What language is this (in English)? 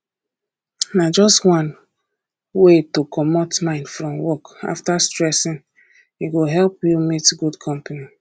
Nigerian Pidgin